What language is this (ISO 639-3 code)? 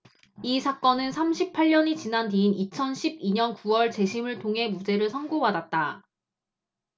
kor